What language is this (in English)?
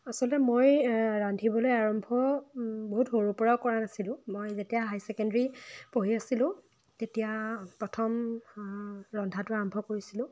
Assamese